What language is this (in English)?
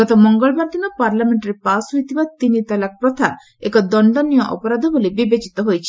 Odia